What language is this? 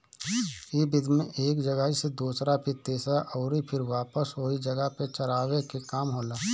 Bhojpuri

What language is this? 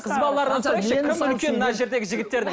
Kazakh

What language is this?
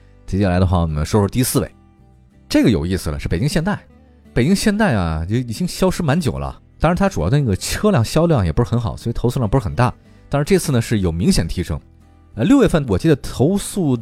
Chinese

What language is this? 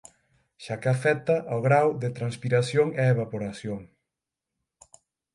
Galician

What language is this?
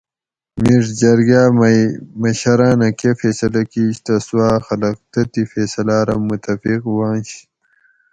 Gawri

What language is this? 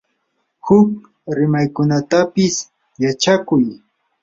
Yanahuanca Pasco Quechua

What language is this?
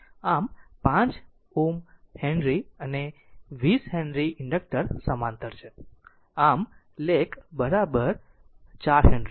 Gujarati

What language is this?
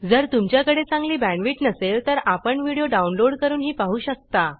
Marathi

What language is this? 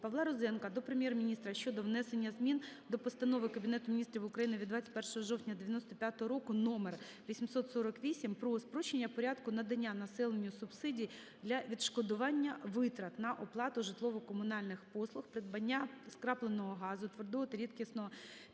Ukrainian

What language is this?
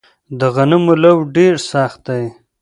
Pashto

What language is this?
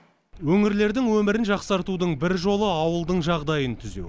Kazakh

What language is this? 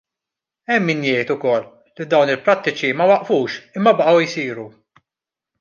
Maltese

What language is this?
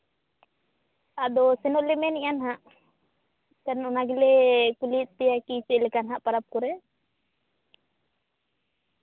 Santali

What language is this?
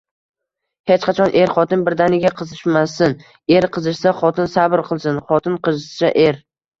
Uzbek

